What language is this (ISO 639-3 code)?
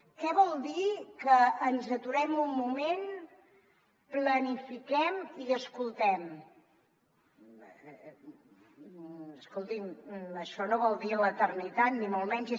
cat